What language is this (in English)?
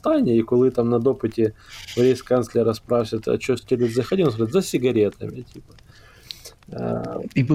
Ukrainian